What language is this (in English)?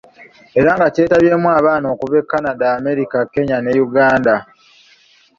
Ganda